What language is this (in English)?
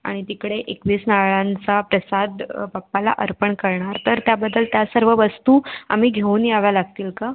Marathi